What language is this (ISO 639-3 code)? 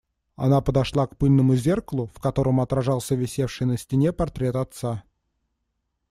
rus